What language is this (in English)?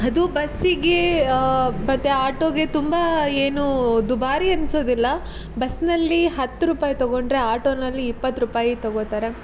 Kannada